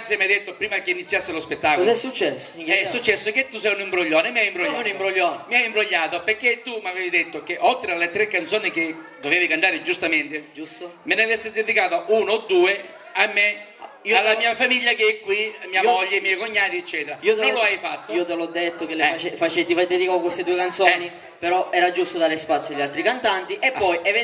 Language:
Italian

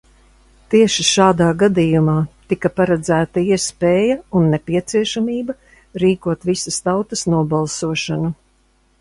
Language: Latvian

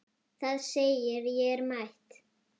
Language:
Icelandic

